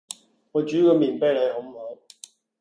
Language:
Cantonese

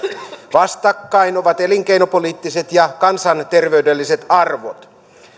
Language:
Finnish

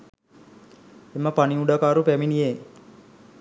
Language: Sinhala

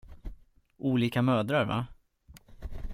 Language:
Swedish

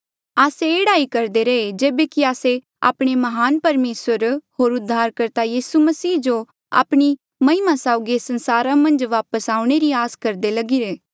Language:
Mandeali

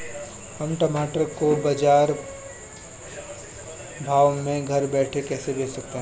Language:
Hindi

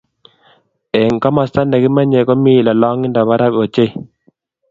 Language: Kalenjin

